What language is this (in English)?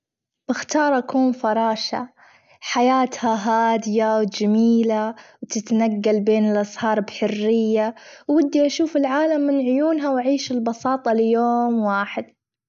Gulf Arabic